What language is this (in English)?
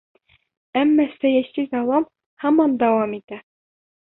Bashkir